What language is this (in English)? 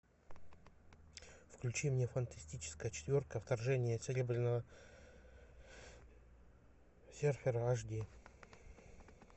Russian